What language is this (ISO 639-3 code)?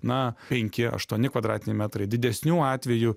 lit